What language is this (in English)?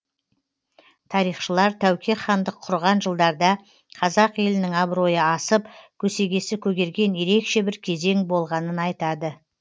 Kazakh